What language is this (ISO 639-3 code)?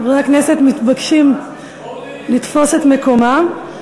heb